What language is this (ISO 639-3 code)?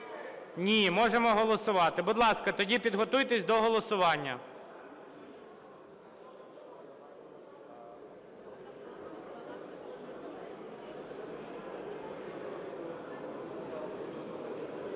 ukr